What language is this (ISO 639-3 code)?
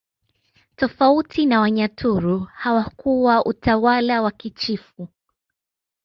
swa